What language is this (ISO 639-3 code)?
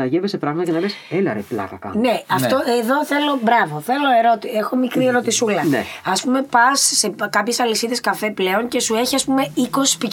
ell